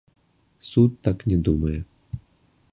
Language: Belarusian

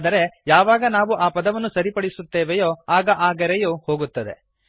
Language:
Kannada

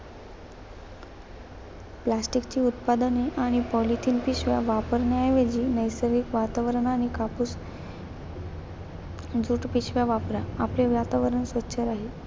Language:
Marathi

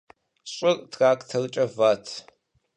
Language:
Kabardian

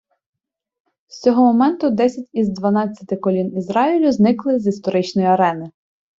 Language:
Ukrainian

